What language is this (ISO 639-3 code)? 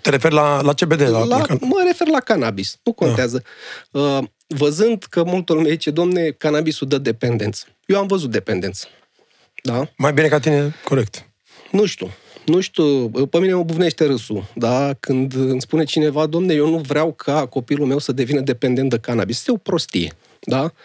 ron